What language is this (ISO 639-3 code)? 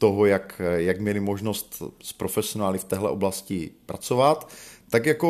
ces